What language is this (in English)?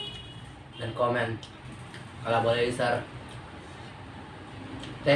Indonesian